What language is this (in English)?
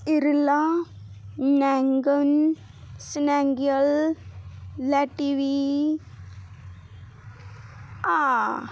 Punjabi